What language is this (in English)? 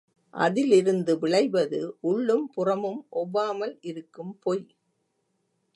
Tamil